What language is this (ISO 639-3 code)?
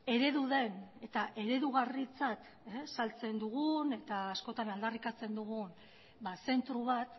eus